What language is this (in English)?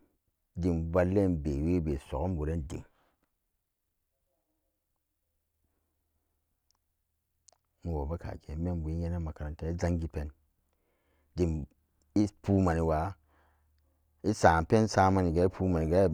Samba Daka